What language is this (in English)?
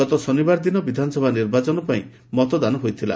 Odia